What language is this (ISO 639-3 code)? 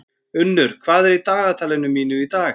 isl